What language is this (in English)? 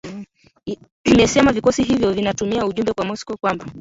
Swahili